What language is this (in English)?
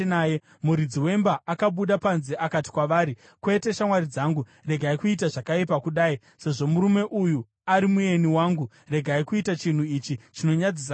Shona